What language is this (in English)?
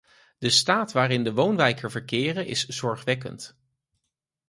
Dutch